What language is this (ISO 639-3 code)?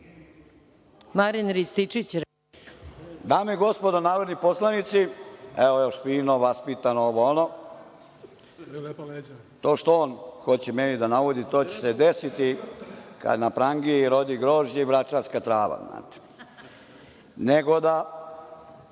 srp